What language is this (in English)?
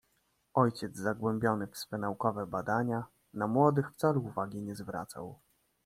Polish